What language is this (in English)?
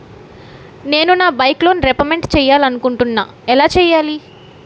Telugu